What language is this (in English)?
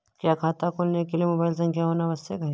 Hindi